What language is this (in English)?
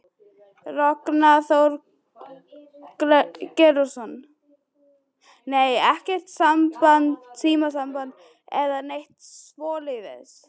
Icelandic